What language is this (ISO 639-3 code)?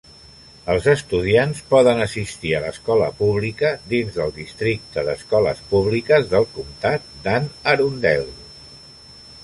cat